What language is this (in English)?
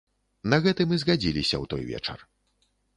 Belarusian